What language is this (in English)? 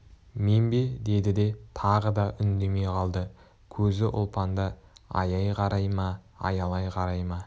Kazakh